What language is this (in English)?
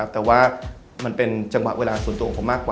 Thai